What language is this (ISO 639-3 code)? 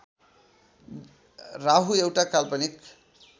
nep